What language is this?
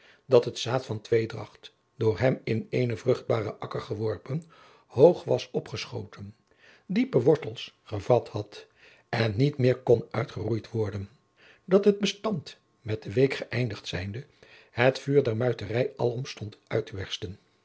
Dutch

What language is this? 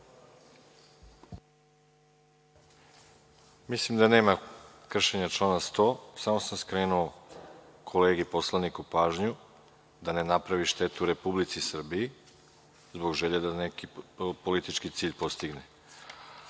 Serbian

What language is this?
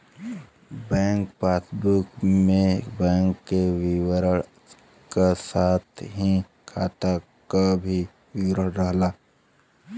Bhojpuri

